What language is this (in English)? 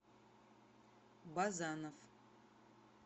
Russian